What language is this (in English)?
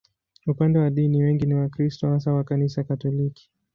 Swahili